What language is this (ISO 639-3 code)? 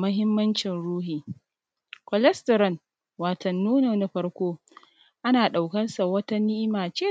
hau